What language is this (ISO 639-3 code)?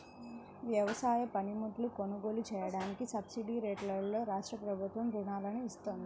tel